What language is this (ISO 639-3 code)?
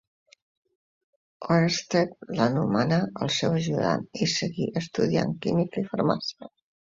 cat